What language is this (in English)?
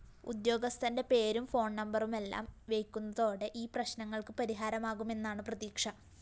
Malayalam